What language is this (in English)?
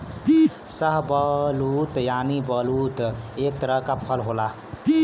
Bhojpuri